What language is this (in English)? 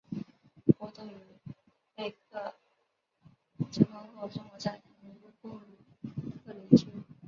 Chinese